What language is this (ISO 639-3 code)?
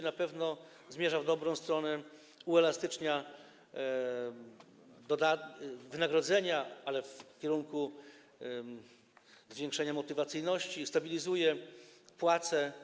pol